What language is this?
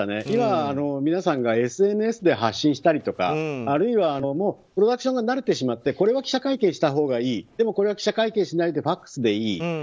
Japanese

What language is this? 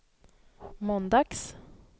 Swedish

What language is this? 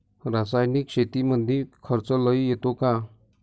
Marathi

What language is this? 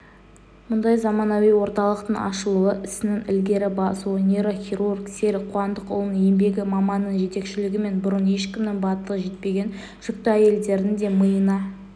Kazakh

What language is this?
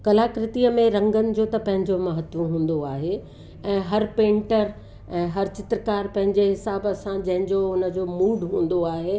Sindhi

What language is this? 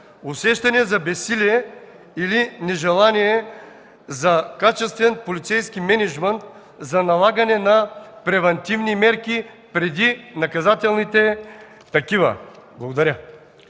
Bulgarian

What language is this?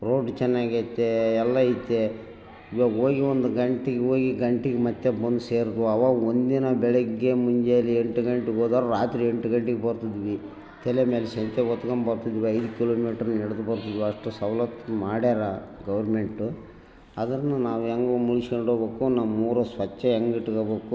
Kannada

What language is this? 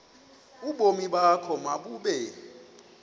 Xhosa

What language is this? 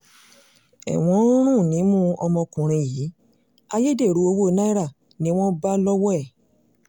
Yoruba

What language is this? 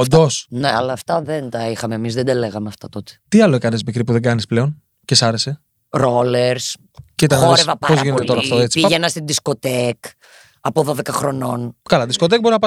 Greek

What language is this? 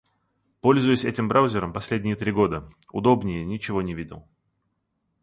Russian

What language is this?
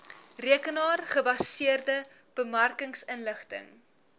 Afrikaans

